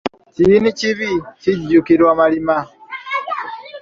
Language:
Ganda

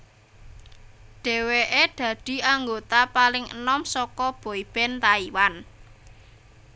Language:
Javanese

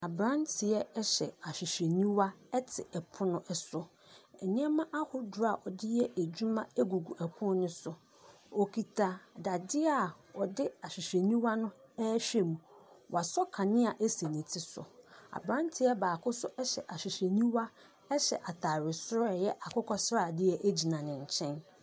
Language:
Akan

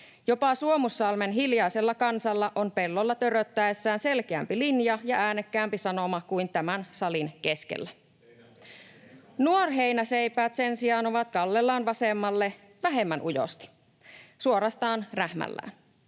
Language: Finnish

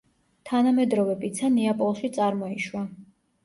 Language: Georgian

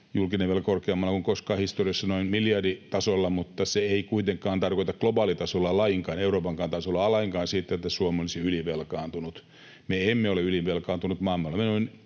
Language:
Finnish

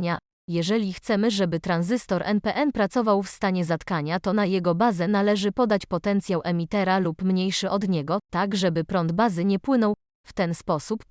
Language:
Polish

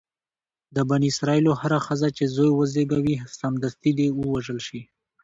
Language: Pashto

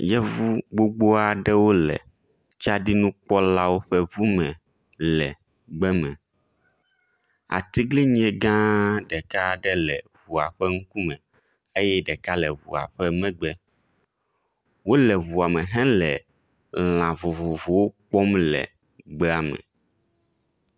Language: Ewe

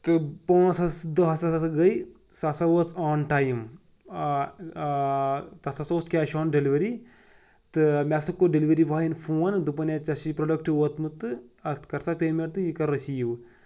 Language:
Kashmiri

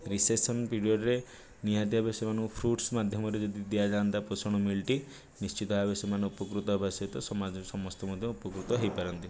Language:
Odia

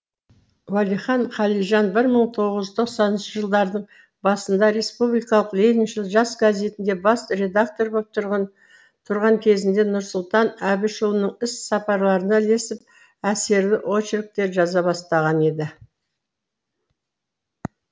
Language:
Kazakh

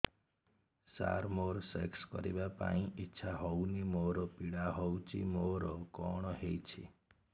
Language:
Odia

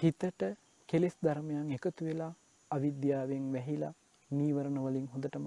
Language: Turkish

